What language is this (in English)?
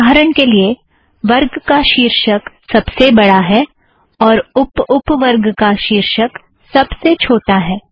Hindi